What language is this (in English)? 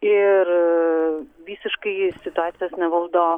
Lithuanian